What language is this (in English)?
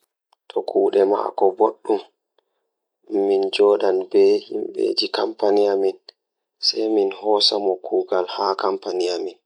Fula